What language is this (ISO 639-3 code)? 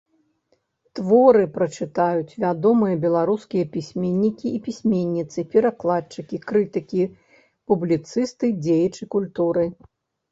bel